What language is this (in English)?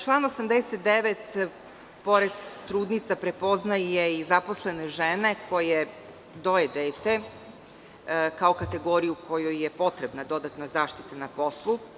Serbian